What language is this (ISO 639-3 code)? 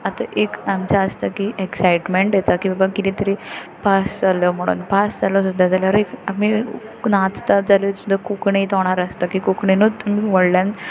kok